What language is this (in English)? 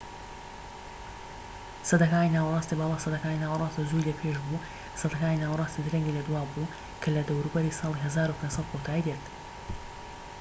Central Kurdish